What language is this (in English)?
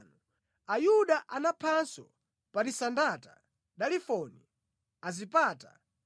Nyanja